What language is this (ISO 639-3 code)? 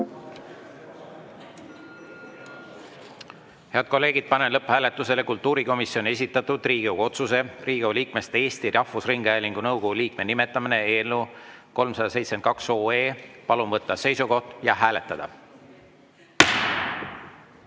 est